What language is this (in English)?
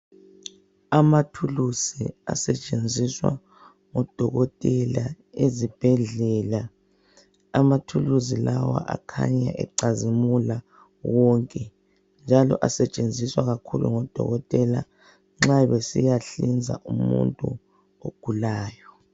North Ndebele